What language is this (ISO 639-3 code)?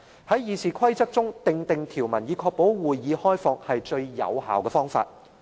yue